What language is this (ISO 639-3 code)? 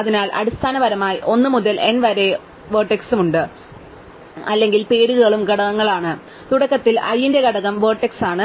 mal